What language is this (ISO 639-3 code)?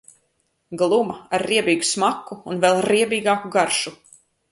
lav